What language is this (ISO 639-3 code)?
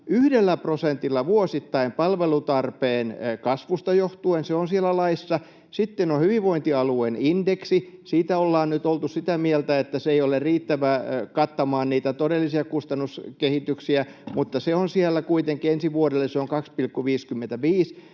fin